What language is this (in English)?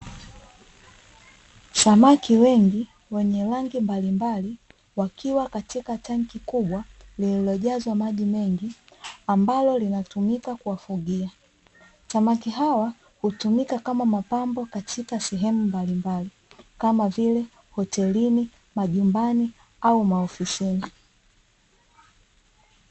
Swahili